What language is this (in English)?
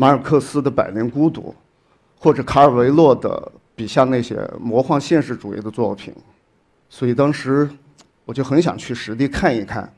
Chinese